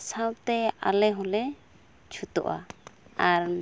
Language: Santali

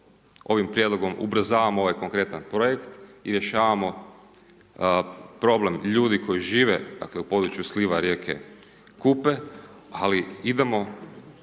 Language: Croatian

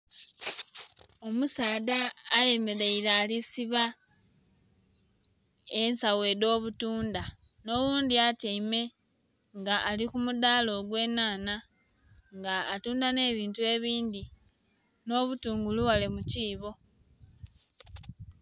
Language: Soga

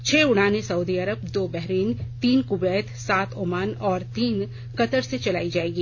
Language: Hindi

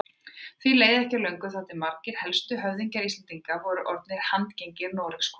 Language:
Icelandic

